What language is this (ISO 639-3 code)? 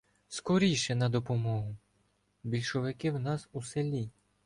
ukr